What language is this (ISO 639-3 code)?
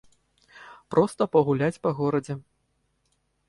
bel